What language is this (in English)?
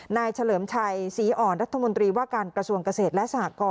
Thai